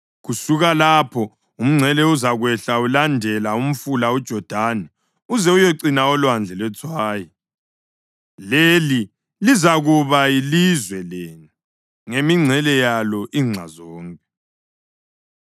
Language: North Ndebele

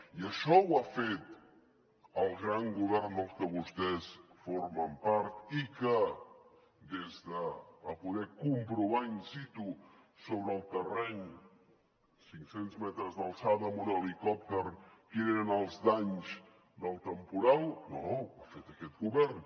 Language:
Catalan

